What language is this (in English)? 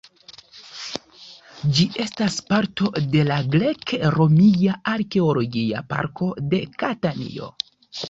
Esperanto